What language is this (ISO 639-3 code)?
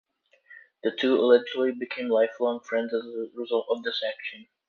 eng